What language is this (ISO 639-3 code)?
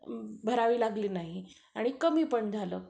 mar